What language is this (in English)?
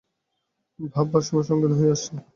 Bangla